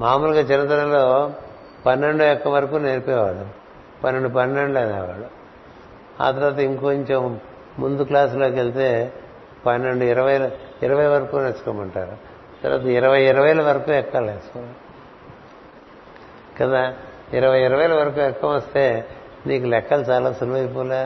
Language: Telugu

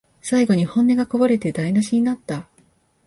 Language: Japanese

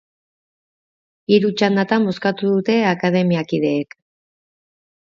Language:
Basque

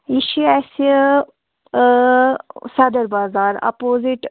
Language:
Kashmiri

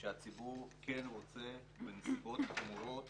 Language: Hebrew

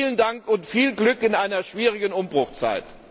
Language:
German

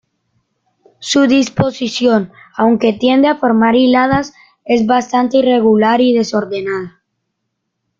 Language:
Spanish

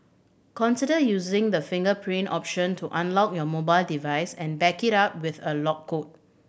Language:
English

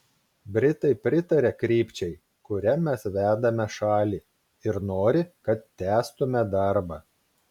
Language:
Lithuanian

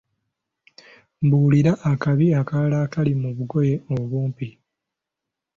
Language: Ganda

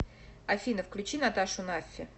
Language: Russian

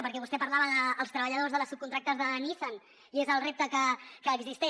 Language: Catalan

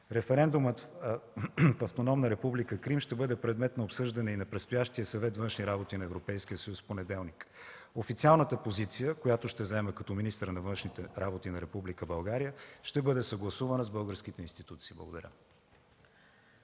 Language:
Bulgarian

